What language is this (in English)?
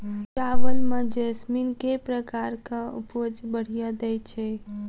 Maithili